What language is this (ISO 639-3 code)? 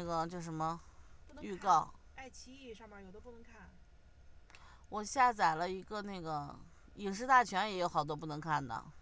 zho